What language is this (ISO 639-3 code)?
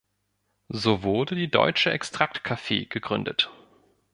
deu